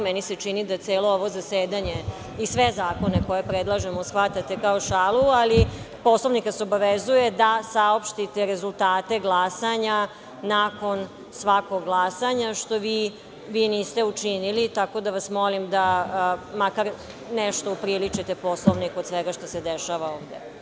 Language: Serbian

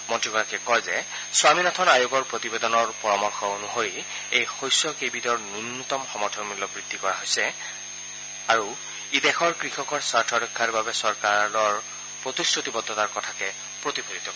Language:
Assamese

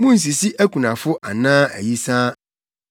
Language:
Akan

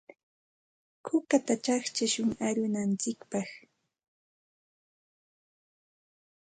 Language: Santa Ana de Tusi Pasco Quechua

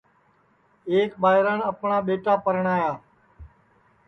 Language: Sansi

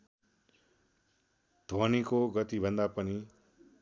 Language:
Nepali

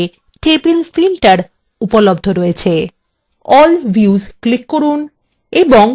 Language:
Bangla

